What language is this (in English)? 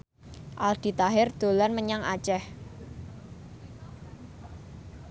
Javanese